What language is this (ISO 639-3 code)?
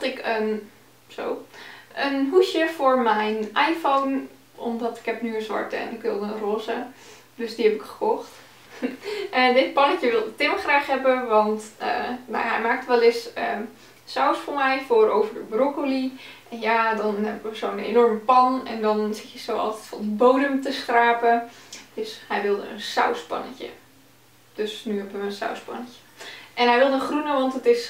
nld